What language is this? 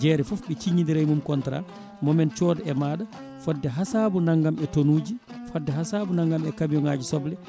Fula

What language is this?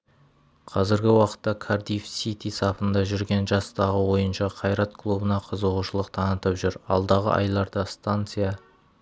Kazakh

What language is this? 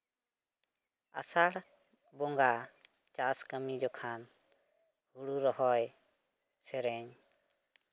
Santali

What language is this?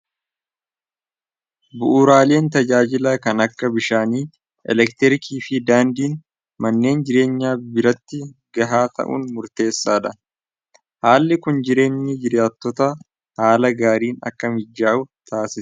Oromo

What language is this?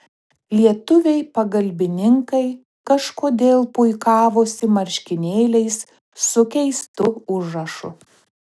Lithuanian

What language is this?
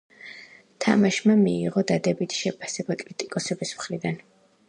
Georgian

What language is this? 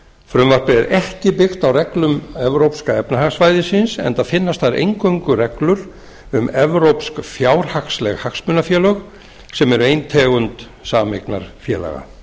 Icelandic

